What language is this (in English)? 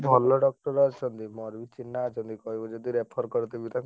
Odia